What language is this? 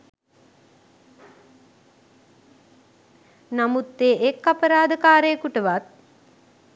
Sinhala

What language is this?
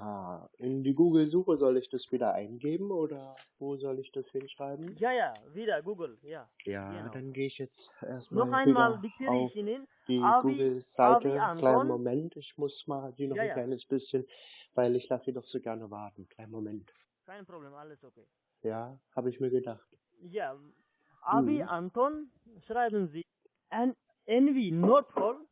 German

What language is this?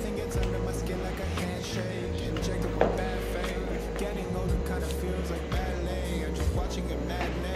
Japanese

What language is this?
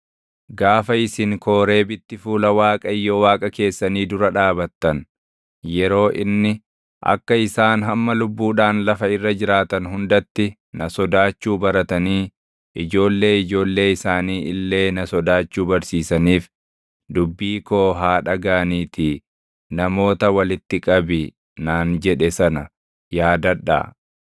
Oromo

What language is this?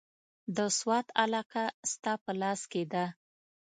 Pashto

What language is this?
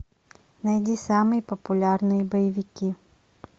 Russian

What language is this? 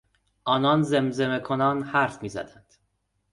Persian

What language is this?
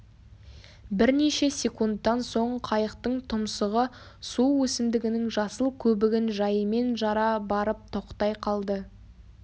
Kazakh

